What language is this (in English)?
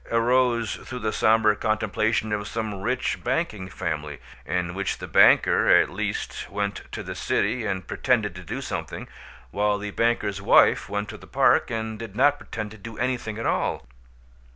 English